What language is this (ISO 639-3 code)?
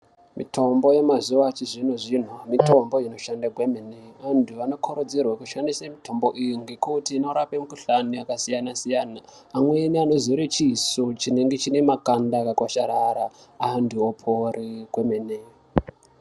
ndc